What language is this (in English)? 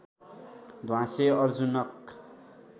Nepali